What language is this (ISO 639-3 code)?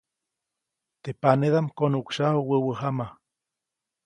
zoc